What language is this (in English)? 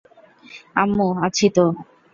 Bangla